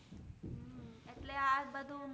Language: Gujarati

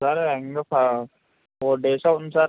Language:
Telugu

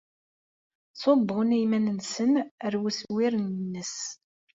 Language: Kabyle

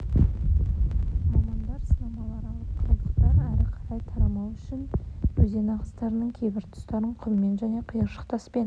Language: Kazakh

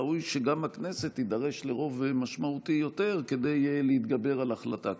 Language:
Hebrew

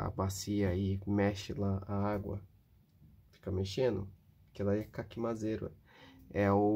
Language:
Portuguese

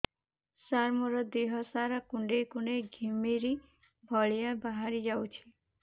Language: Odia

